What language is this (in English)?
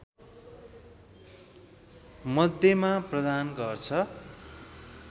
Nepali